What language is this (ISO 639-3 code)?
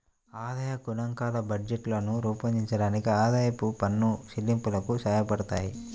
tel